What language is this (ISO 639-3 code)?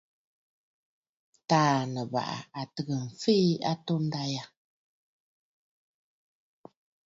bfd